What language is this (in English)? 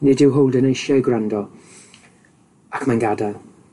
Welsh